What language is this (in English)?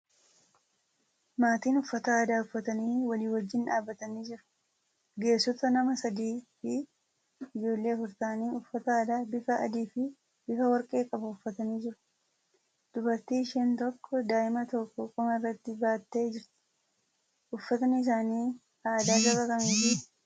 Oromo